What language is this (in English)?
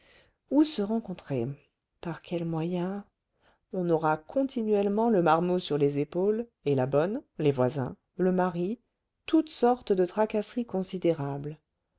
French